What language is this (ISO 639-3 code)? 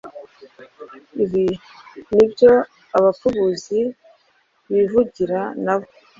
kin